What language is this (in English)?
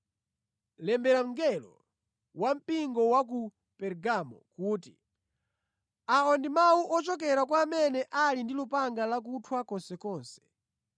Nyanja